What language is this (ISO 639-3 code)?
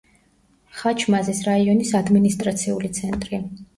kat